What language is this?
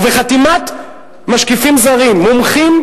Hebrew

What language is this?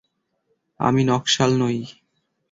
Bangla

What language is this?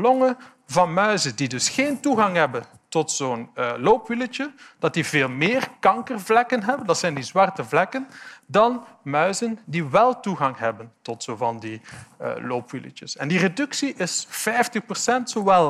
Dutch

